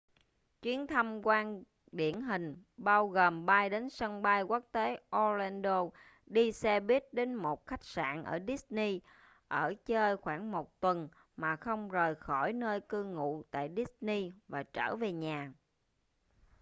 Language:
Vietnamese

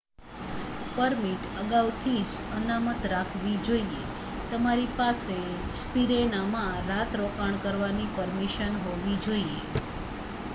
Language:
Gujarati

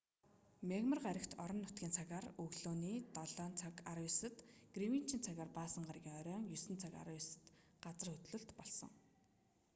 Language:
Mongolian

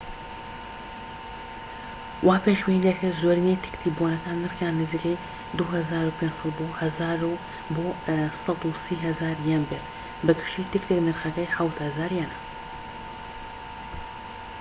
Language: Central Kurdish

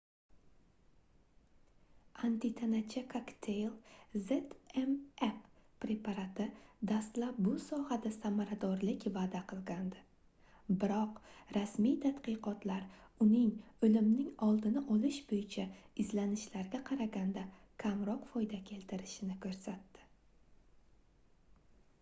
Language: Uzbek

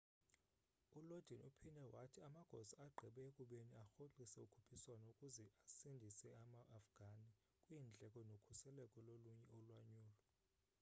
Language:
Xhosa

